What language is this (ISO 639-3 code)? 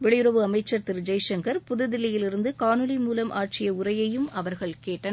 tam